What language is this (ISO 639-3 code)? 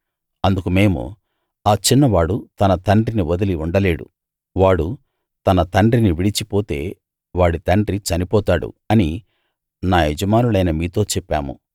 tel